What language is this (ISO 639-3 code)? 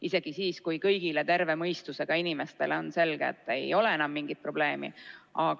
est